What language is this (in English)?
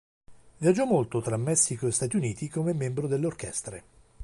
Italian